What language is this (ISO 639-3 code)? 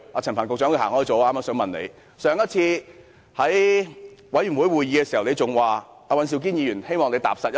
yue